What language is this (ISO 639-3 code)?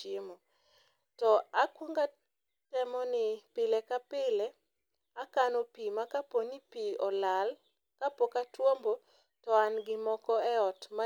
luo